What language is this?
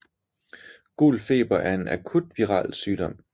Danish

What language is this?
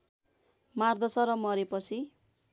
Nepali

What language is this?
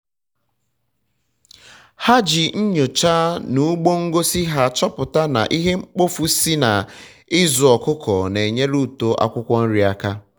Igbo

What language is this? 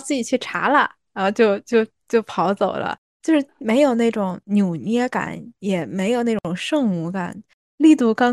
Chinese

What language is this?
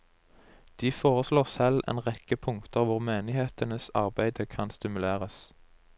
Norwegian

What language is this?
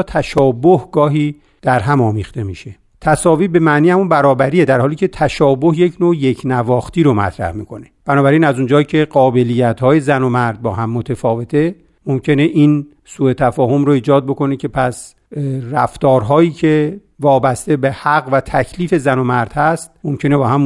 Persian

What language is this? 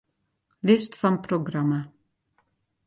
Western Frisian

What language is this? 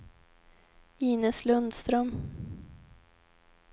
Swedish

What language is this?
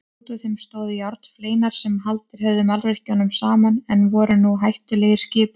Icelandic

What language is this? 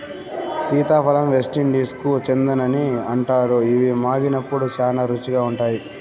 Telugu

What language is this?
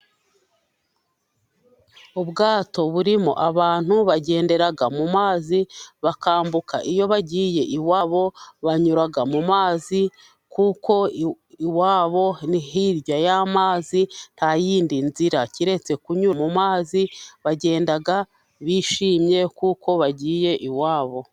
Kinyarwanda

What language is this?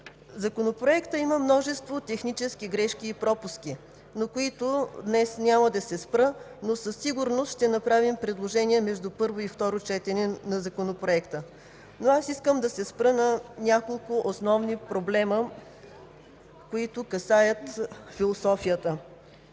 Bulgarian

